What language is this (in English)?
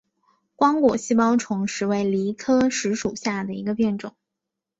Chinese